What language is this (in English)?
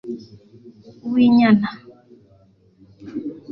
Kinyarwanda